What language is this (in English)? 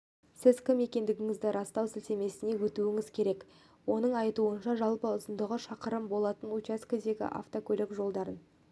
Kazakh